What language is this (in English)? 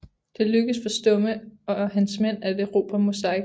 Danish